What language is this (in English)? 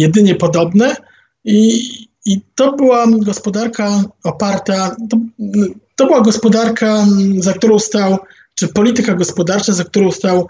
Polish